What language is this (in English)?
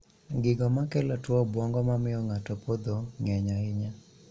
Luo (Kenya and Tanzania)